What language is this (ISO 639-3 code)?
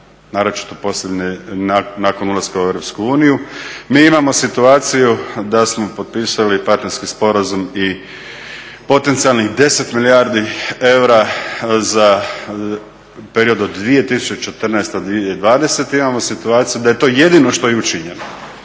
hrv